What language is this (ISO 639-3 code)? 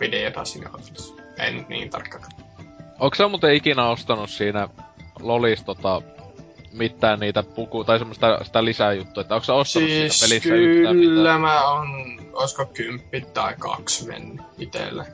fin